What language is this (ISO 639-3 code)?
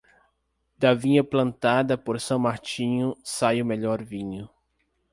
por